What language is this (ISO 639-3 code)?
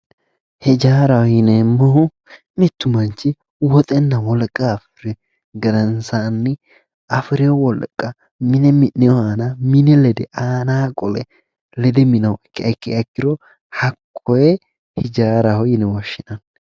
sid